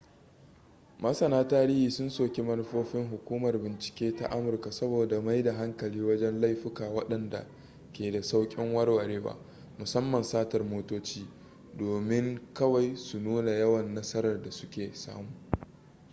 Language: Hausa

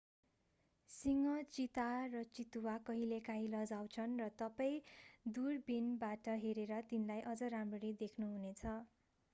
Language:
Nepali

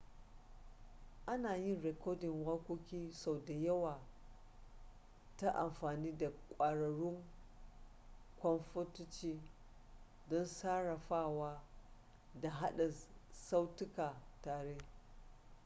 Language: Hausa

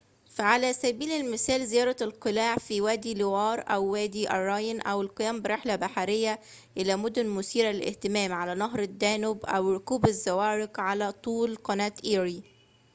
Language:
Arabic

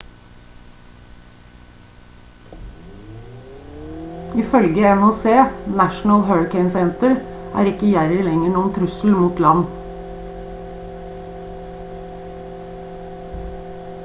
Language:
Norwegian Bokmål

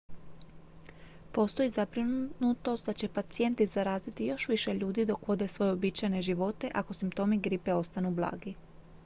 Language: Croatian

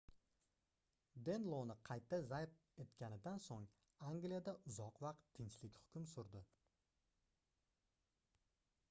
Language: Uzbek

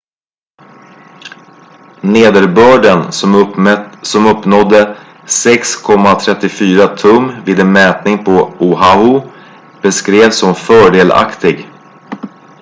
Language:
Swedish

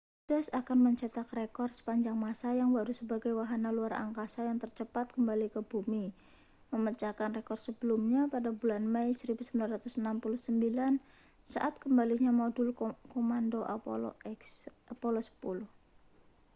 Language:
Indonesian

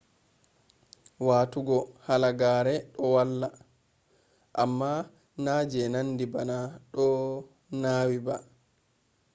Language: Fula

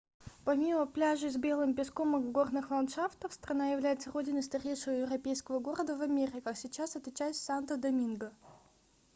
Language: Russian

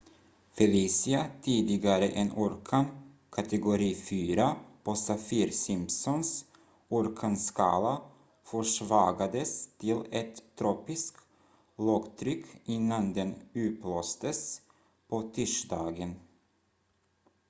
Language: Swedish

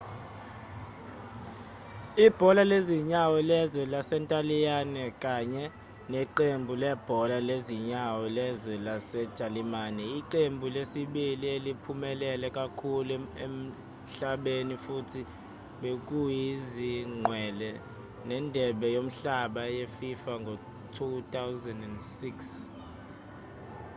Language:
Zulu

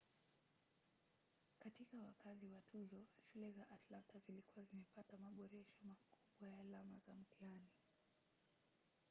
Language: Swahili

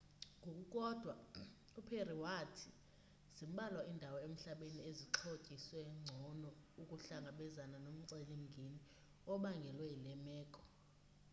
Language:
Xhosa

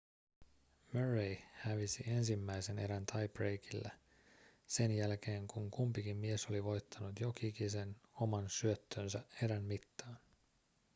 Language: Finnish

